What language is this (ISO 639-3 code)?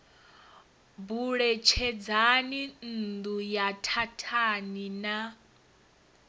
ven